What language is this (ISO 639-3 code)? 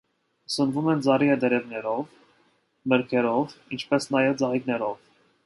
hye